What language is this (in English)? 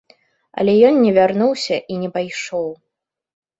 Belarusian